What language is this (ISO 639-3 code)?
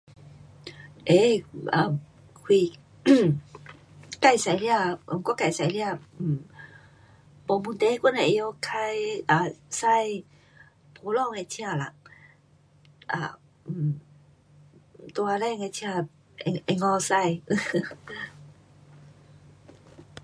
cpx